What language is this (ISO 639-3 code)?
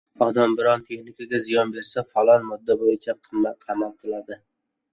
uzb